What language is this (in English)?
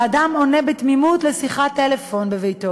Hebrew